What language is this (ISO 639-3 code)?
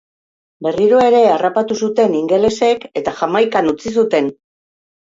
eus